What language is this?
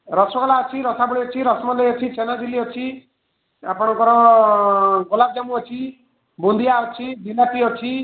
Odia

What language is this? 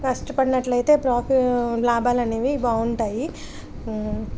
Telugu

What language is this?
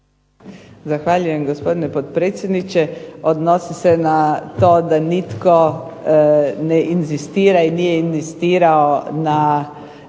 Croatian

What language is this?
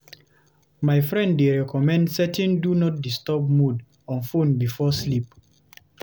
Nigerian Pidgin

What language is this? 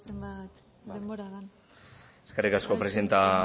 Basque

